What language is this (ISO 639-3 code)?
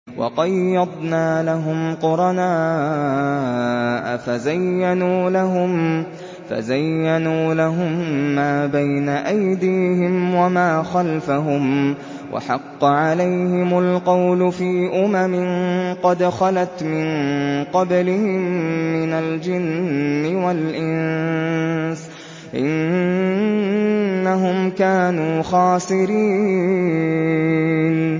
ara